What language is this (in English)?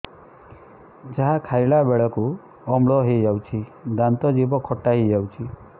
Odia